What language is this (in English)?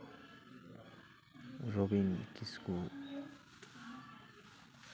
Santali